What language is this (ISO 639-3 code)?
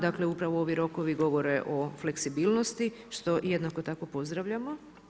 hrv